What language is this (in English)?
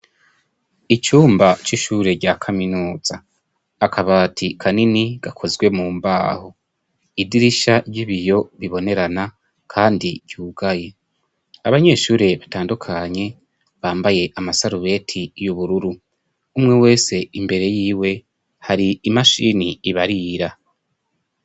Rundi